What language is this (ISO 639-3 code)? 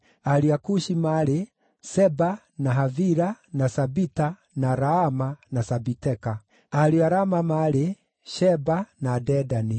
kik